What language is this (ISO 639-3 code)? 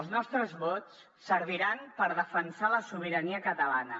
cat